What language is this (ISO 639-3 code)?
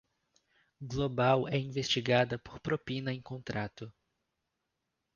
por